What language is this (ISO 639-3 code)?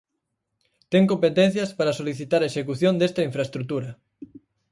glg